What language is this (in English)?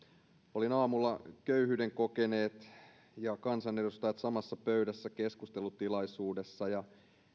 Finnish